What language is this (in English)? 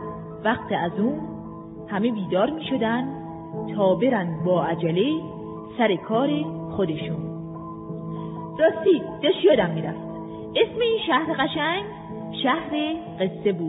Persian